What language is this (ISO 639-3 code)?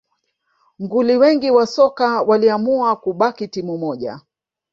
swa